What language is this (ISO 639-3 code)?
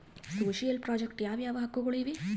kan